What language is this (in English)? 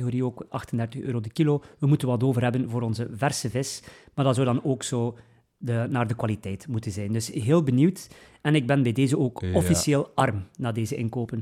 Dutch